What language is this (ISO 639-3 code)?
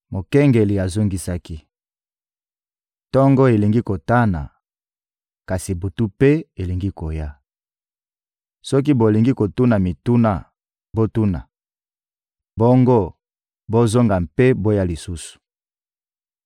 lin